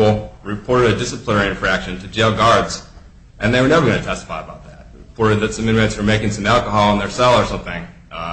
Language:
English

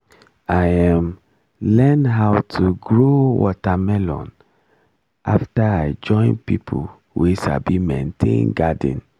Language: Nigerian Pidgin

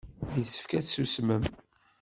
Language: Kabyle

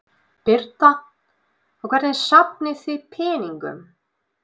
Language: Icelandic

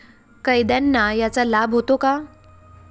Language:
Marathi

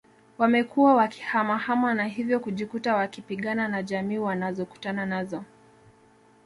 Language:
Swahili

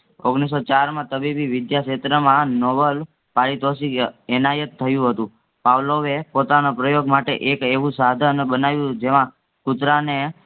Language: Gujarati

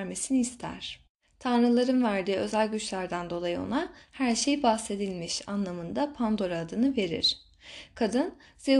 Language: Turkish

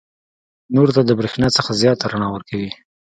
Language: Pashto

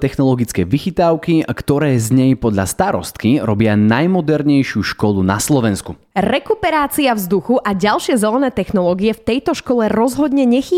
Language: Slovak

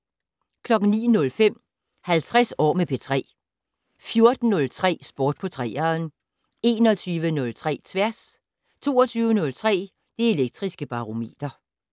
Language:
Danish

